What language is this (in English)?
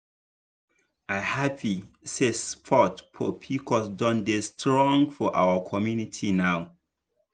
Nigerian Pidgin